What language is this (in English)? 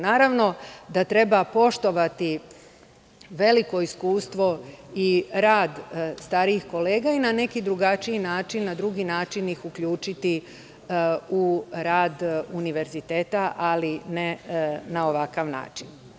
Serbian